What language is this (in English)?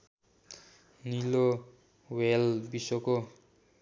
Nepali